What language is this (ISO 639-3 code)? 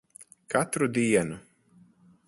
lav